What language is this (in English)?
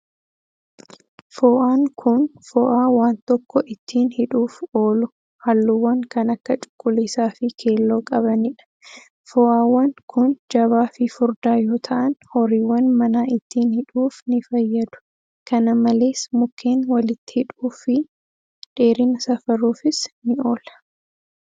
Oromo